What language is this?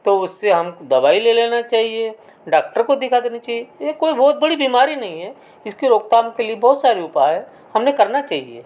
Hindi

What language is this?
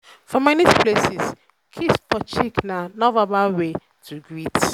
Nigerian Pidgin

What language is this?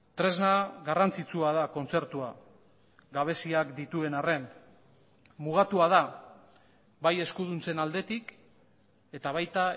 Basque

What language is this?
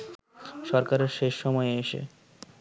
Bangla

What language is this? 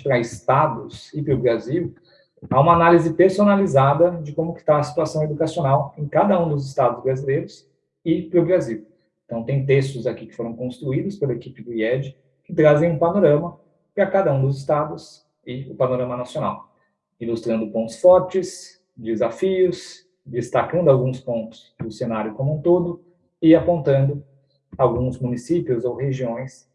Portuguese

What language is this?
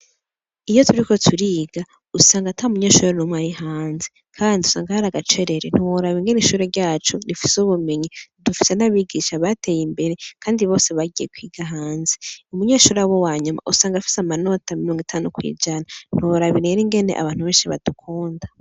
Rundi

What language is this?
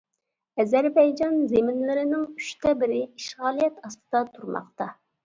Uyghur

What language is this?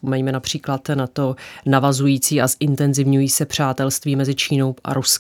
Czech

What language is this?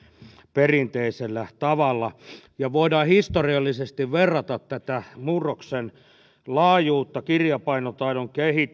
Finnish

